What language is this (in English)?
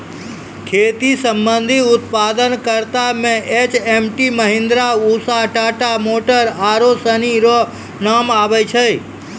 Maithili